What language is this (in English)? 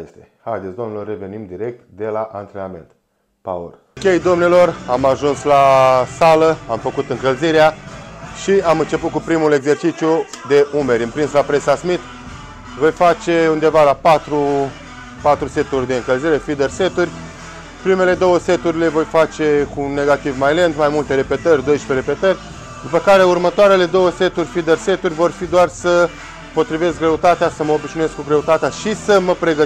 Romanian